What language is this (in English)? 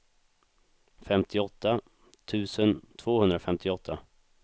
Swedish